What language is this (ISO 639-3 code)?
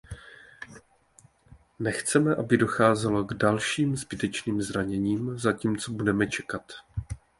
ces